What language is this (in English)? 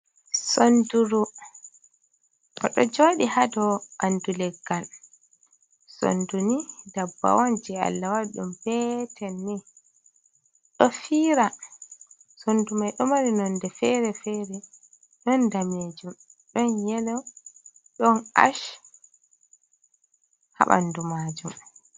Fula